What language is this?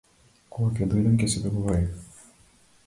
Macedonian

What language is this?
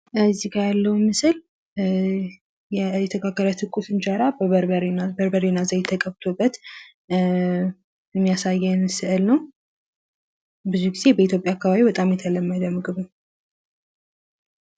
Amharic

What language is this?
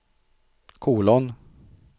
Swedish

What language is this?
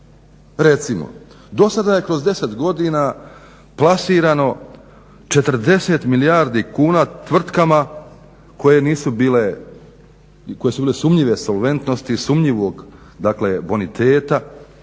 Croatian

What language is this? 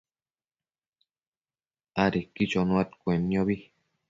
Matsés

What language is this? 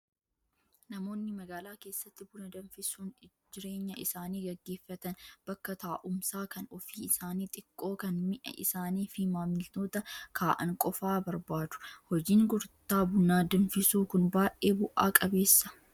Oromo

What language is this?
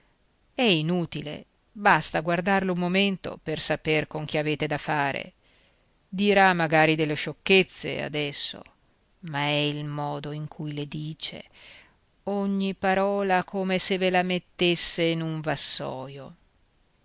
Italian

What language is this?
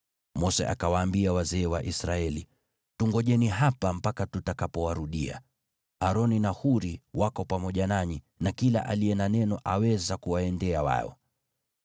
Swahili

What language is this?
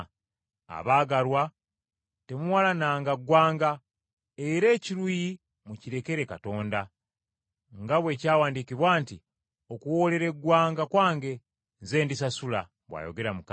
Ganda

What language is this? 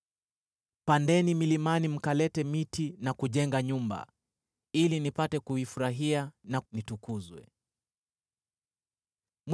Swahili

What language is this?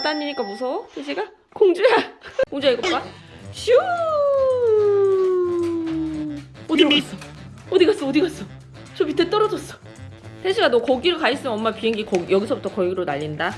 Korean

